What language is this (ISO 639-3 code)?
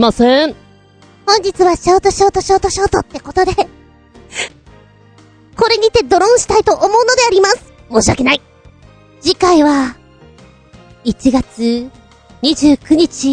jpn